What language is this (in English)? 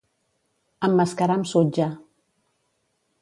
Catalan